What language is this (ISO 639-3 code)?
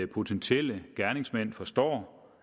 dan